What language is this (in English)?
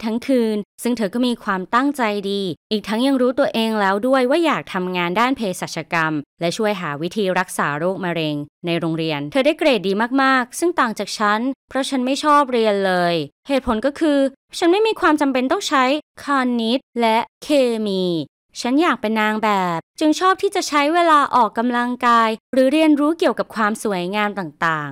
Thai